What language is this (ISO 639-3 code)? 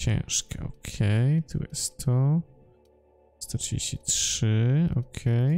pol